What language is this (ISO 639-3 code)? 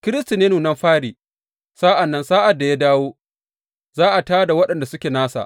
hau